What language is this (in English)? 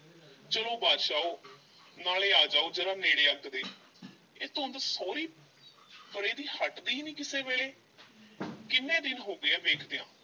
Punjabi